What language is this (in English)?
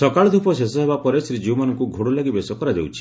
Odia